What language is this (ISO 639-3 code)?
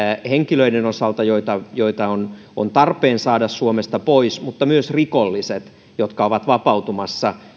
fin